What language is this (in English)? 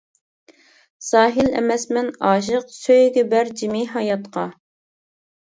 Uyghur